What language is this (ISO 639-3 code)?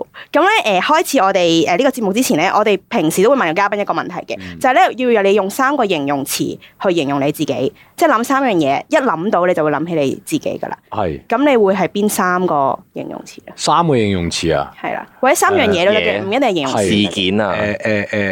zho